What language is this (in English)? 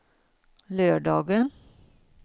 Swedish